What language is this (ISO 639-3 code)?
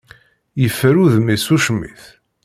kab